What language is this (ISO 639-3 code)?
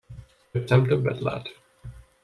hun